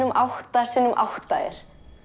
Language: Icelandic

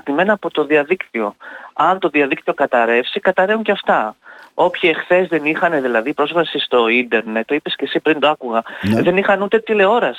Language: Greek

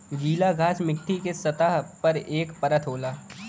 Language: Bhojpuri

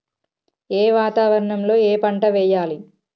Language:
Telugu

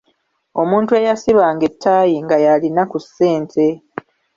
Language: Ganda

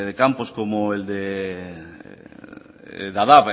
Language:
Spanish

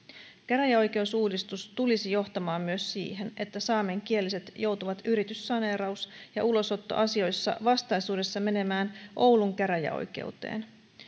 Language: Finnish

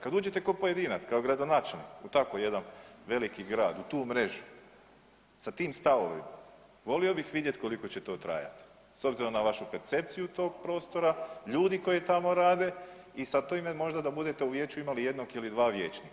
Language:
Croatian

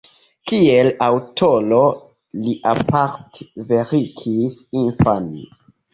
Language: Esperanto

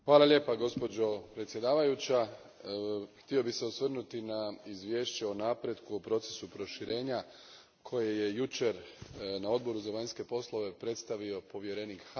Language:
Croatian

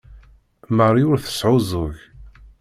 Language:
Kabyle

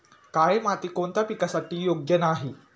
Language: Marathi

